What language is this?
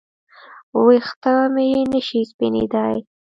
Pashto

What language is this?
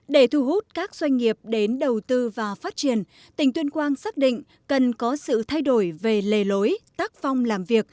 Vietnamese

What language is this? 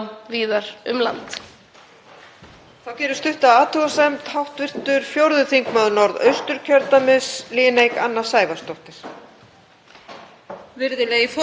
Icelandic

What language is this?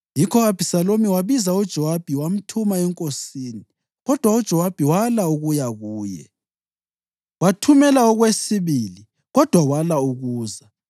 North Ndebele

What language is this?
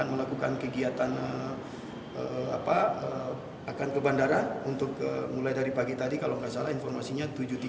Indonesian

